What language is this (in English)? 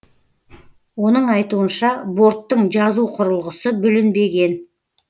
Kazakh